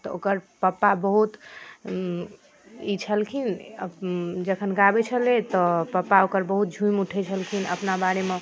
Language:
Maithili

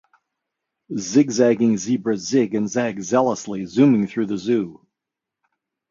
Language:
English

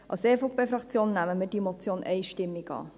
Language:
Swiss German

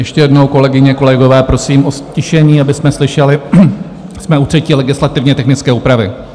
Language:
Czech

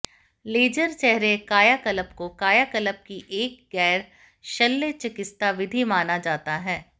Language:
Hindi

